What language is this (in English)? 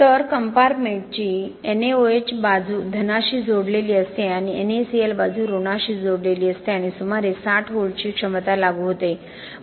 Marathi